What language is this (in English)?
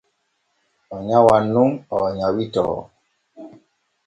Borgu Fulfulde